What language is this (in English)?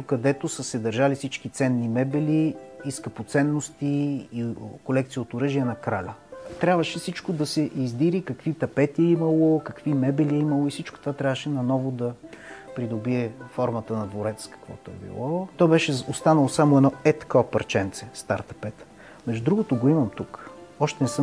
Bulgarian